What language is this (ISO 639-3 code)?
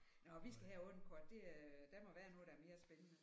dan